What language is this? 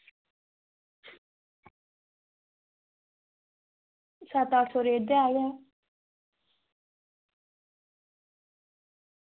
Dogri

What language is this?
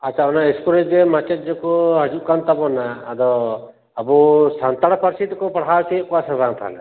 Santali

